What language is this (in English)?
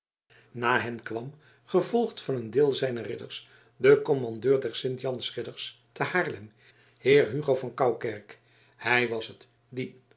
Dutch